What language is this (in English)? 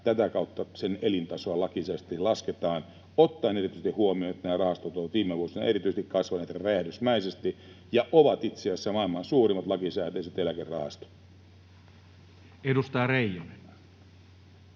Finnish